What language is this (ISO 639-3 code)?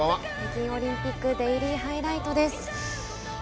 jpn